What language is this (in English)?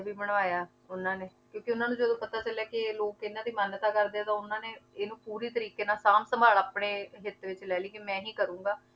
Punjabi